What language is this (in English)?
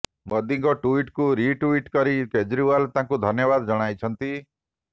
Odia